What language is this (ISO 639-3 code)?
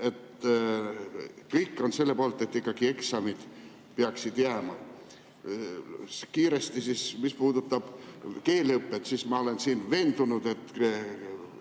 est